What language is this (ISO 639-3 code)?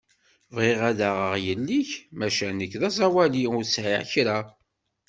kab